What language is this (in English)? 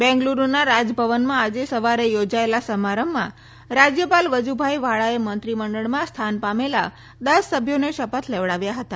Gujarati